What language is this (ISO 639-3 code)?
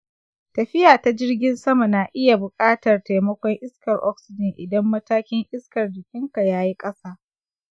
hau